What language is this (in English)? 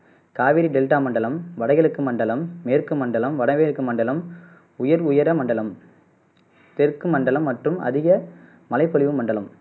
Tamil